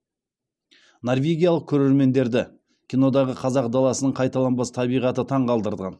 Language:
Kazakh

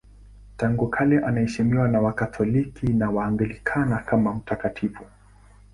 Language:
Swahili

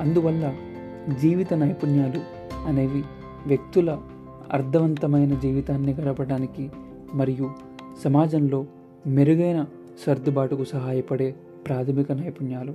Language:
Telugu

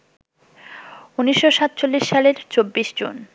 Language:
Bangla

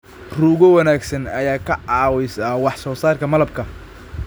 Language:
Somali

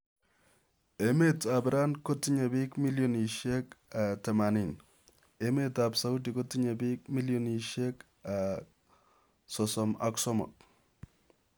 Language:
Kalenjin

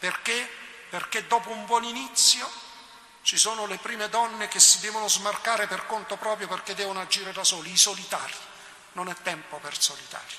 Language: Italian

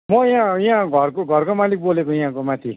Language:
Nepali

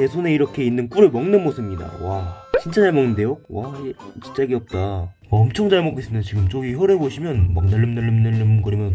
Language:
Korean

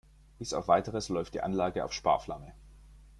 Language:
German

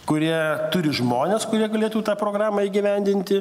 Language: Lithuanian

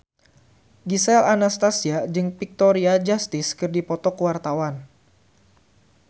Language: Sundanese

